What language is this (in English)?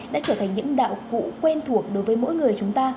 Vietnamese